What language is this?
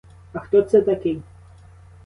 Ukrainian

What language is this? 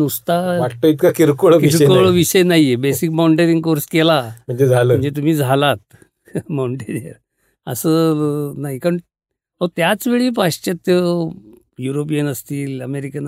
Marathi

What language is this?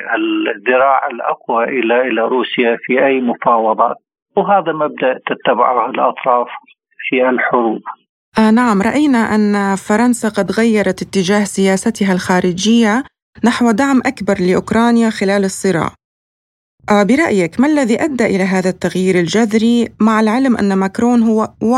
Arabic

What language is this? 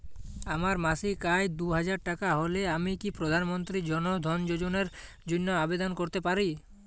Bangla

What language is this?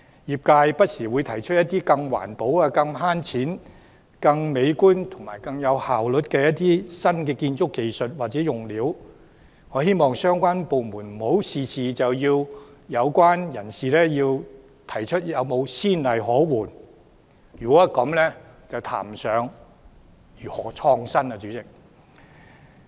Cantonese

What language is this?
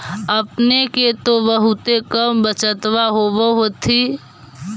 Magahi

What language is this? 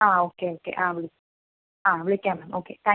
Malayalam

